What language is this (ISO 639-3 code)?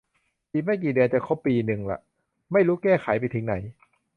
tha